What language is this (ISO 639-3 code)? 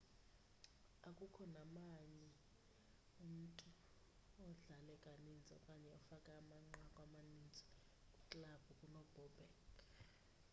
xho